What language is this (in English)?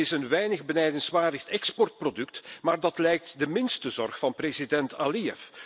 Dutch